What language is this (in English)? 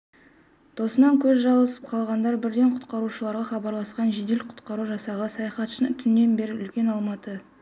Kazakh